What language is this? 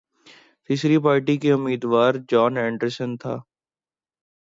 Urdu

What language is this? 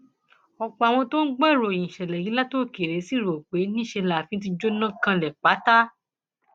Yoruba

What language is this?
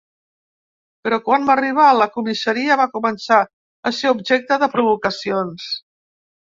Catalan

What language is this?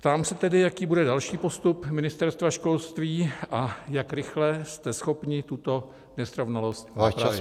Czech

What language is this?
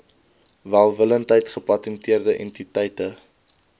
Afrikaans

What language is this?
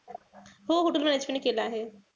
Marathi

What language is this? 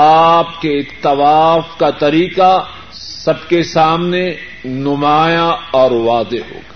Urdu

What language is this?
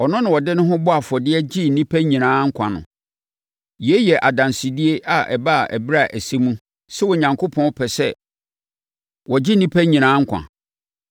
Akan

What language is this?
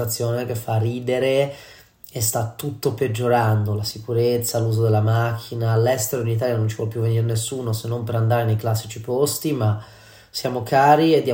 Italian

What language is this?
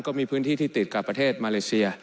Thai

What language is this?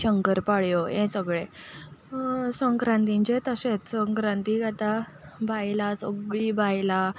Konkani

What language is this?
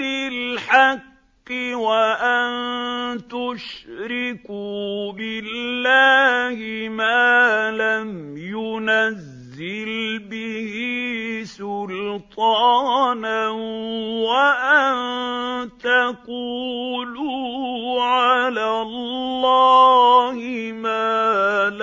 Arabic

